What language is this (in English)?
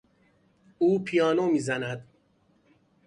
Persian